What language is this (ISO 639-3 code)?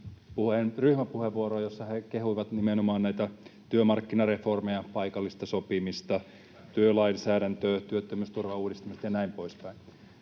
fin